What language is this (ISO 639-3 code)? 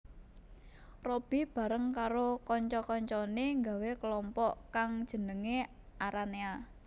jav